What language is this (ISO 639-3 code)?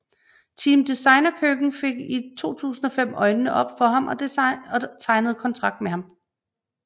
dan